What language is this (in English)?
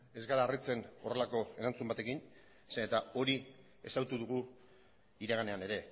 Basque